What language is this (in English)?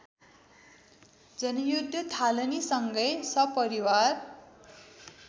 Nepali